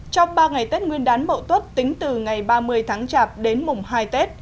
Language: Vietnamese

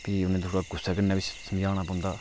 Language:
Dogri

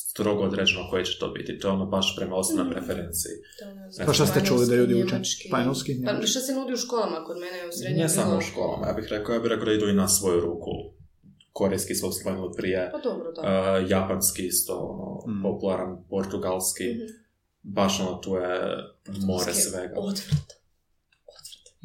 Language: Croatian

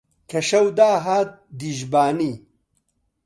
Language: Central Kurdish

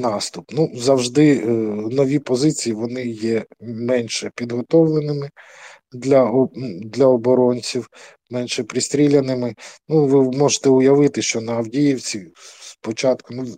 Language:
Ukrainian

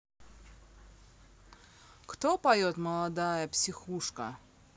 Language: Russian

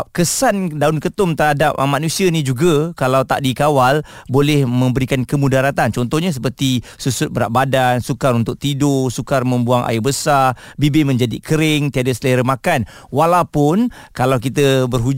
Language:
Malay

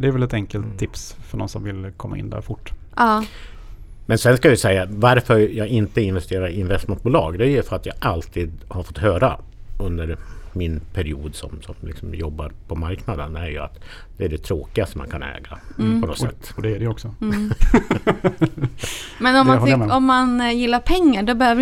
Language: Swedish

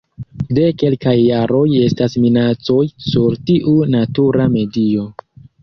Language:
Esperanto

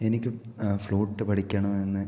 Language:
Malayalam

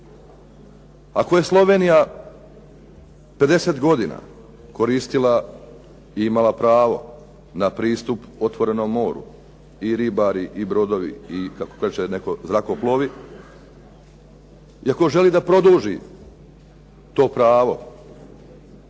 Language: Croatian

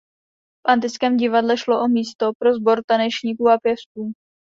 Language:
Czech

